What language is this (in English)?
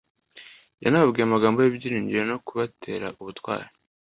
Kinyarwanda